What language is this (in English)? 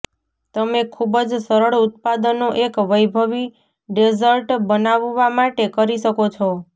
Gujarati